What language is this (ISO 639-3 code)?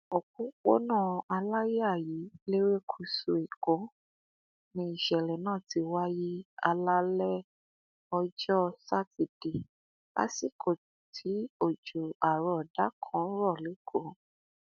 yor